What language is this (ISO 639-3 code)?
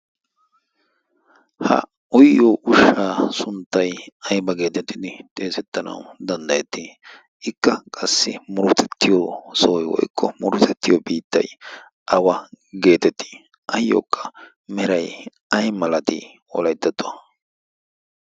wal